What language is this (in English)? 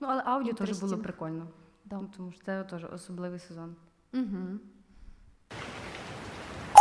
Ukrainian